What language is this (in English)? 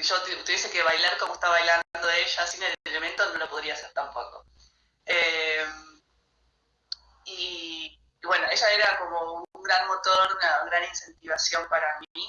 Spanish